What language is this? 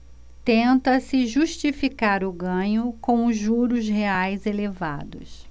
Portuguese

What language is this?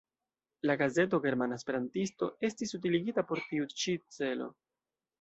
Esperanto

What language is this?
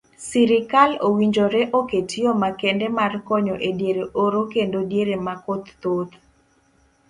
Luo (Kenya and Tanzania)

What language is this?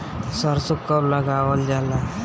Bhojpuri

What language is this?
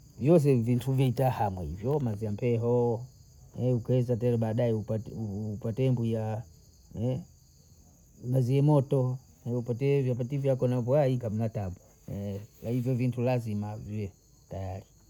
Bondei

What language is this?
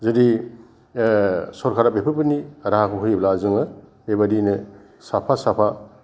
Bodo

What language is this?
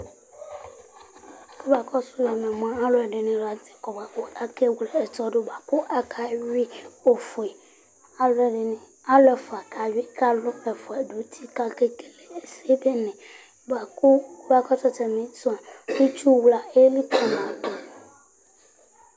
Ikposo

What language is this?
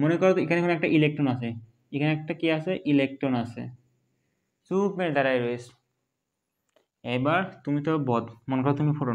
Hindi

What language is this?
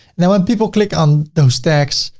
English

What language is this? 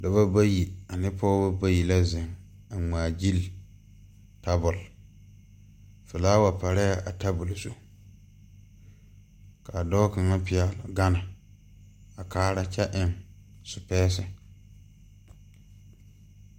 Southern Dagaare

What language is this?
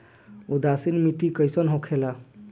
Bhojpuri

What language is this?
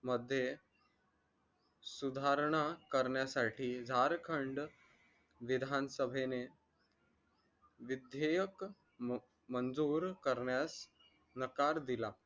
Marathi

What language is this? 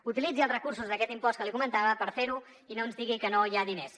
Catalan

